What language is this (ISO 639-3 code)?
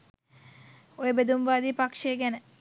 sin